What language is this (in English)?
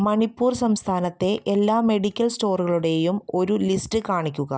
Malayalam